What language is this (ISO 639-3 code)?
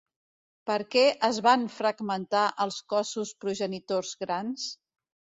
cat